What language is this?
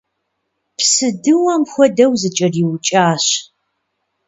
Kabardian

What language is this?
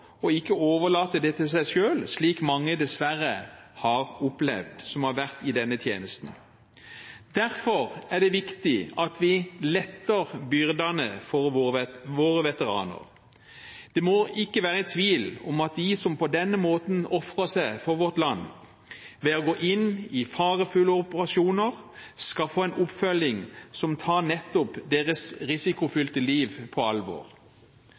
Norwegian Bokmål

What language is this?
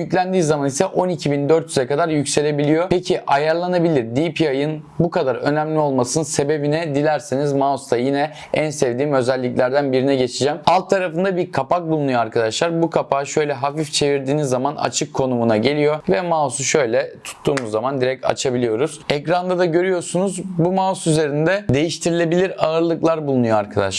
Turkish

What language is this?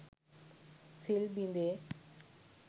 Sinhala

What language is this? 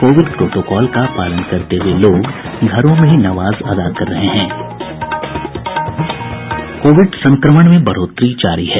Hindi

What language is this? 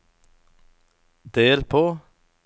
Norwegian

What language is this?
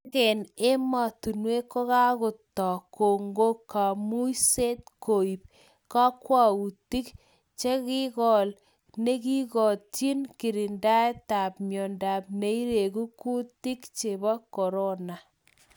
Kalenjin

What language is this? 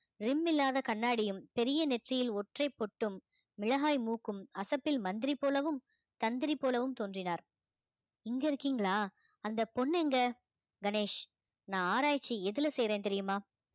Tamil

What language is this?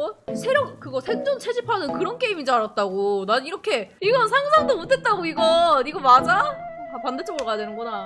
Korean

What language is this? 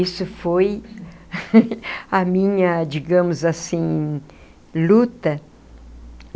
Portuguese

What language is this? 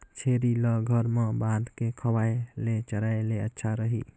Chhattisgarhi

